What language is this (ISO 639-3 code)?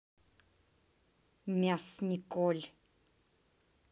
rus